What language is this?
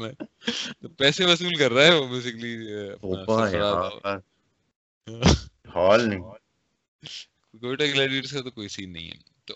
Urdu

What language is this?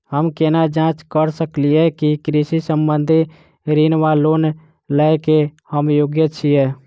Maithili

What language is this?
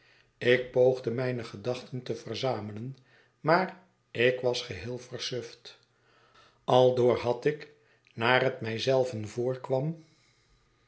Dutch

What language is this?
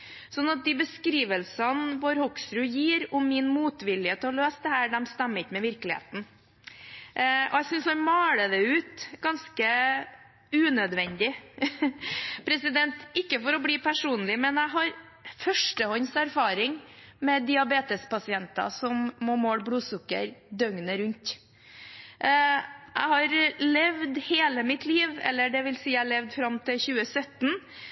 Norwegian Bokmål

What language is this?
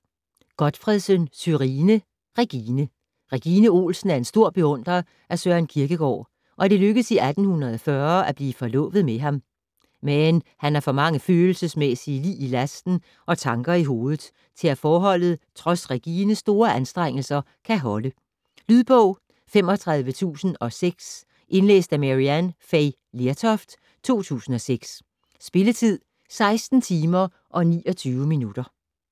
Danish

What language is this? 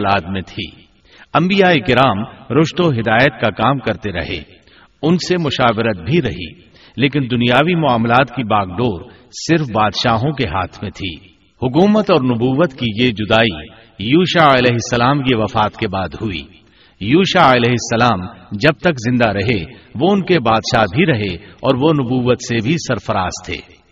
Urdu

